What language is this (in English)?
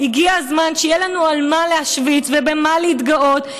Hebrew